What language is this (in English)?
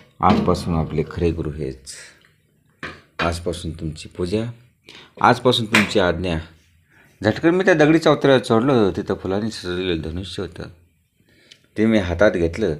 Romanian